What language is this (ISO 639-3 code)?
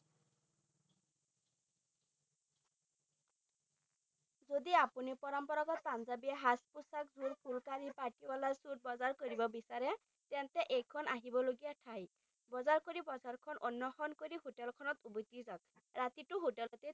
asm